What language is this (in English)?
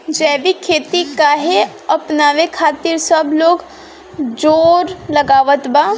Bhojpuri